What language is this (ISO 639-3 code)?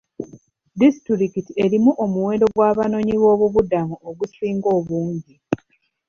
lug